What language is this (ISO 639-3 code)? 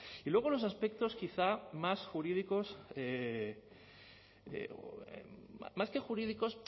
spa